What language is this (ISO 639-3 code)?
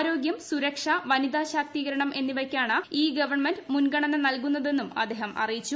mal